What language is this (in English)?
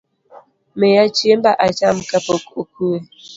Luo (Kenya and Tanzania)